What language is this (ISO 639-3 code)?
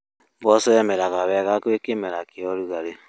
kik